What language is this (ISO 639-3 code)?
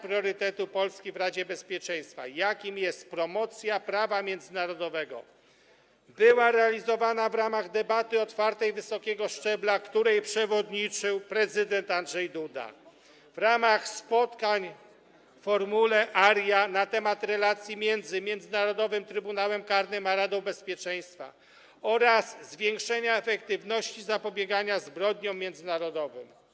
pol